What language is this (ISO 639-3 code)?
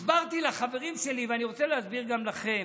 heb